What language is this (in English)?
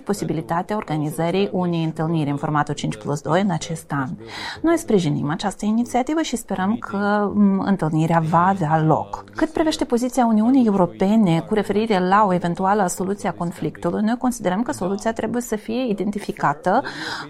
Romanian